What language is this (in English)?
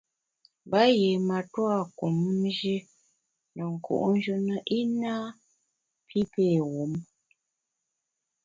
Bamun